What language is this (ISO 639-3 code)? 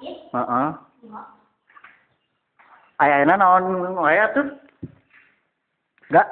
ind